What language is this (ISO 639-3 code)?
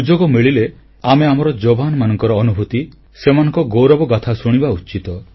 ori